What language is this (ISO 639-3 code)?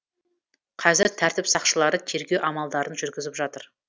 kaz